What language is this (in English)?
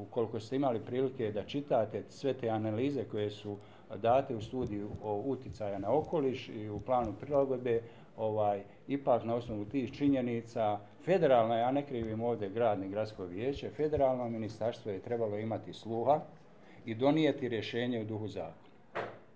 Croatian